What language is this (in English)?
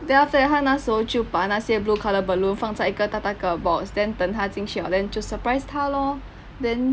English